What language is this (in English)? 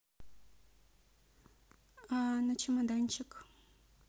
Russian